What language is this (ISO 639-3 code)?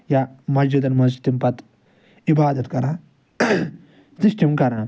kas